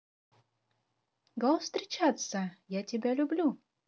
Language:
Russian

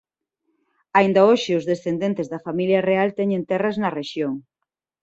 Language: Galician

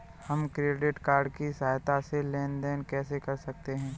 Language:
Hindi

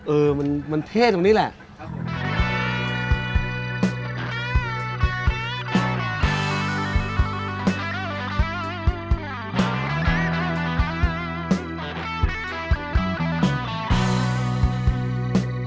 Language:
Thai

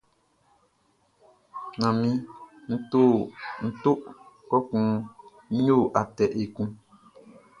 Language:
Baoulé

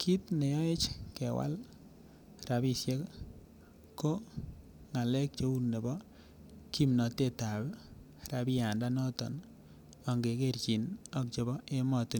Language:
Kalenjin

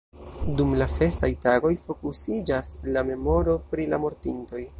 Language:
Esperanto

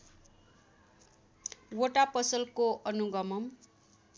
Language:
Nepali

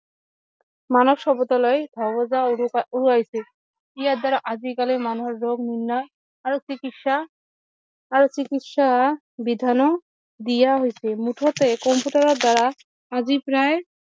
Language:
Assamese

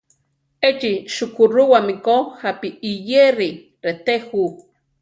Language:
Central Tarahumara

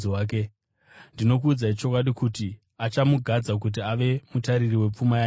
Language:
Shona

